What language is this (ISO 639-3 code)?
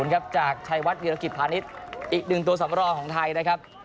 tha